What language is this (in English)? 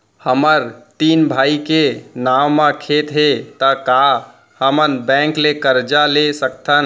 Chhattisgarhi